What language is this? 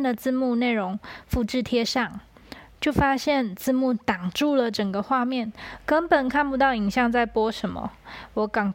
Chinese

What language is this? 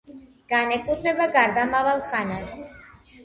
Georgian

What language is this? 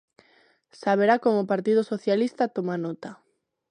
Galician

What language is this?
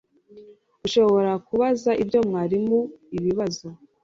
Kinyarwanda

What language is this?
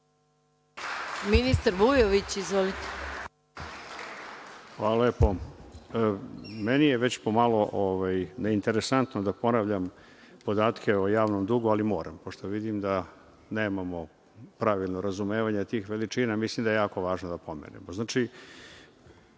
Serbian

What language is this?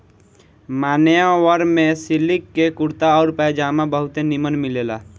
Bhojpuri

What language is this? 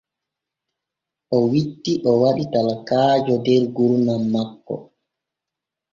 Borgu Fulfulde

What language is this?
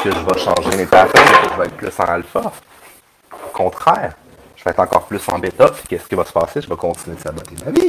French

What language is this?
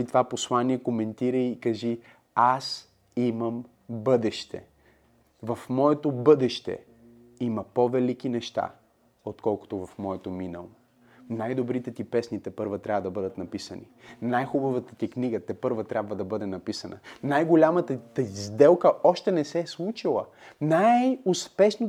Bulgarian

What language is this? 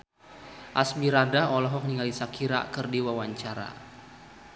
Sundanese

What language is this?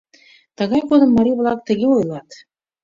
Mari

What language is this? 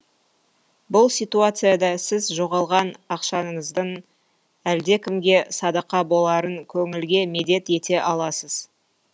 Kazakh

